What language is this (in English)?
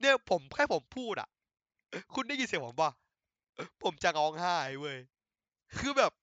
Thai